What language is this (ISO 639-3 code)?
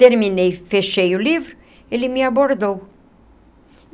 por